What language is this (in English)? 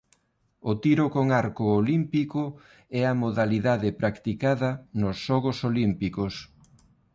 Galician